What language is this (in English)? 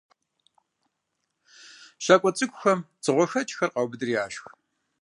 Kabardian